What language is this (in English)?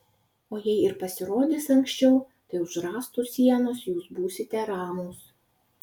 Lithuanian